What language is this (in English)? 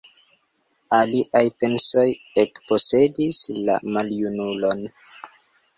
Esperanto